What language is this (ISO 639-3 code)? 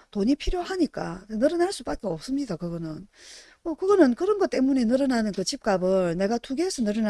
kor